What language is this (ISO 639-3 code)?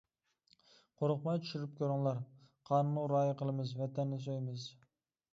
uig